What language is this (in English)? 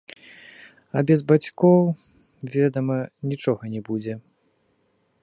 Belarusian